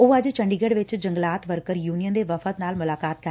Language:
Punjabi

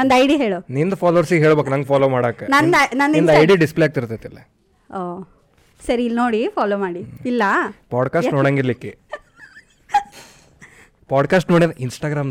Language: Kannada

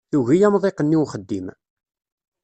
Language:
Kabyle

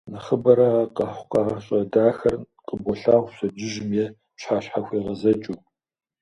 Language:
Kabardian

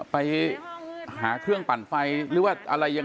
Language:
Thai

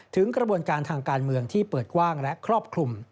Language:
Thai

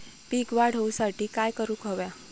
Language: Marathi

